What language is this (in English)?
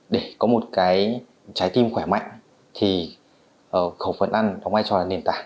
Vietnamese